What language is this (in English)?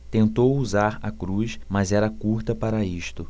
Portuguese